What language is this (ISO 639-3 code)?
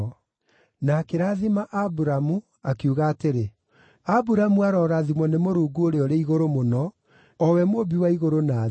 kik